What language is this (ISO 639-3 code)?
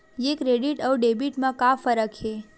hne